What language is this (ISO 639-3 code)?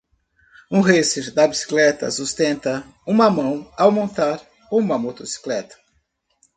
por